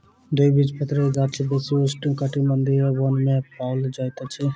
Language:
Maithili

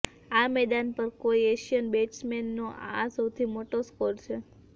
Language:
Gujarati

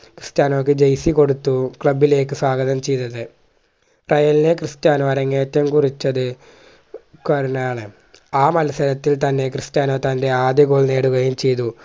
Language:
Malayalam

